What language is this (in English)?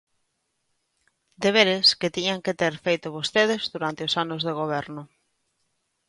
Galician